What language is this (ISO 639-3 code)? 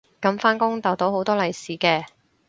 yue